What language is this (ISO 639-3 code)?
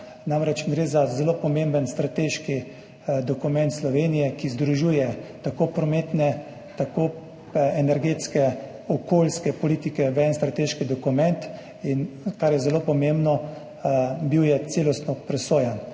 slv